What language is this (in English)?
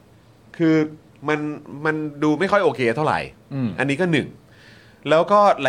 Thai